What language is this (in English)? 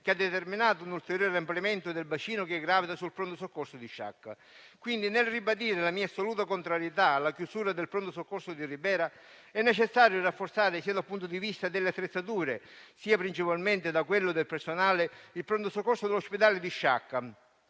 Italian